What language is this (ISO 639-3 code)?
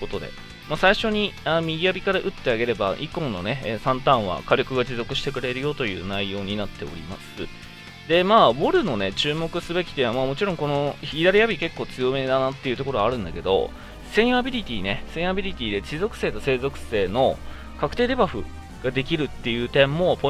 jpn